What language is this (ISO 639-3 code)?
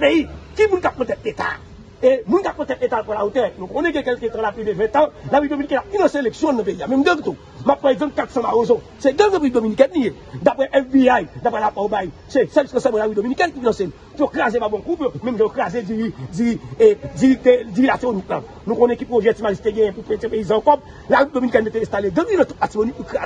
fra